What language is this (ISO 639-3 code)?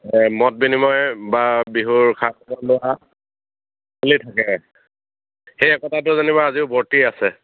asm